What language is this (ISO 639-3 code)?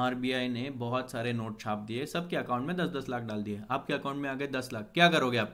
hin